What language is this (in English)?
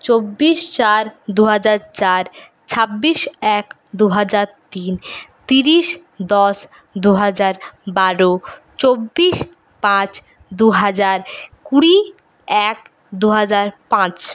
Bangla